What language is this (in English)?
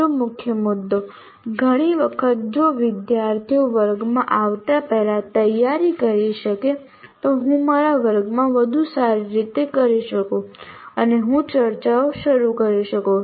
Gujarati